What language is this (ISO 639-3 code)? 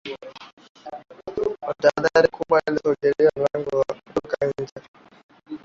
swa